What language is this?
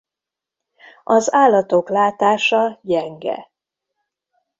Hungarian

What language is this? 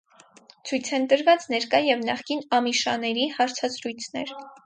Armenian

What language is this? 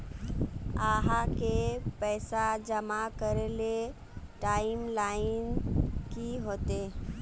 Magahi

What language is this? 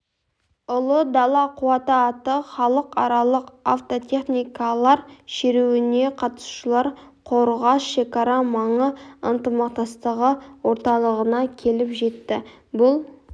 Kazakh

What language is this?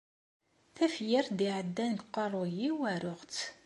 Kabyle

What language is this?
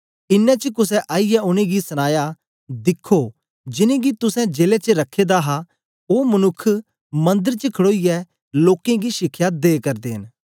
Dogri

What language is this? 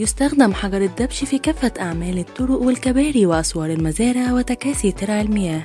Arabic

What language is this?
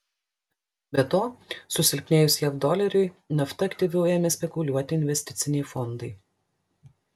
Lithuanian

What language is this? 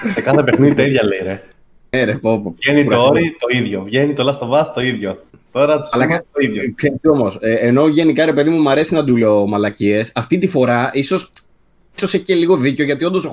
Greek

